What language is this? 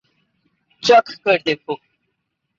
Urdu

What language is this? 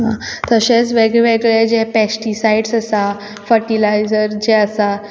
Konkani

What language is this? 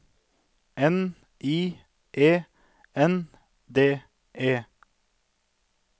Norwegian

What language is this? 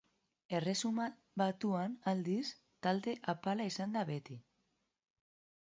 Basque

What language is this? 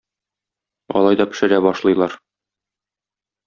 Tatar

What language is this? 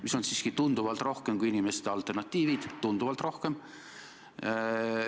Estonian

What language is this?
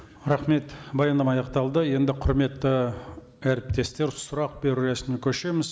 Kazakh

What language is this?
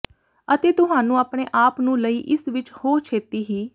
Punjabi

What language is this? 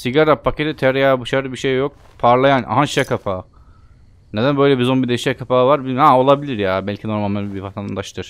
Turkish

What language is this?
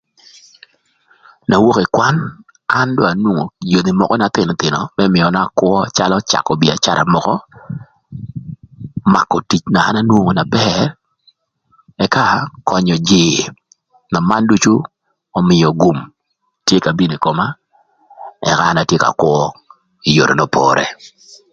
Thur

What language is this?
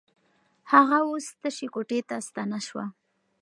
Pashto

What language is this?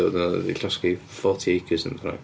Welsh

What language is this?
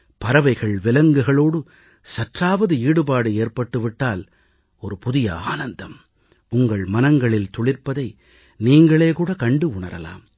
Tamil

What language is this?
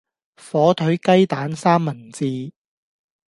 Cantonese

